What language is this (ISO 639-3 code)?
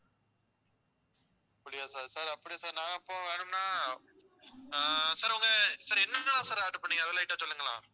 tam